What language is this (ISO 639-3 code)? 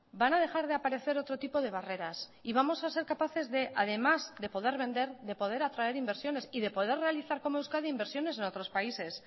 spa